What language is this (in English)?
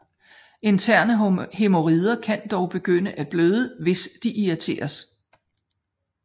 Danish